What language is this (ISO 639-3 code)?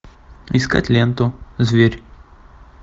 rus